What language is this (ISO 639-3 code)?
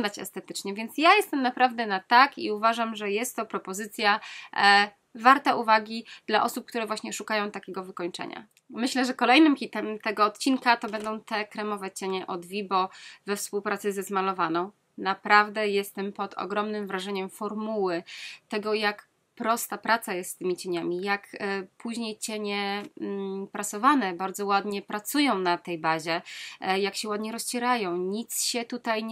pol